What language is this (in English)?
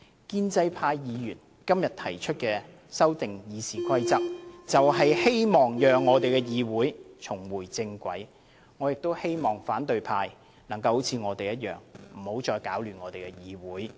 Cantonese